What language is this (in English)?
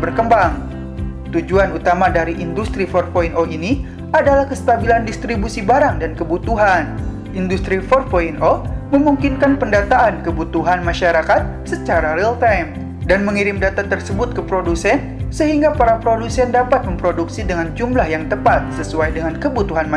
Indonesian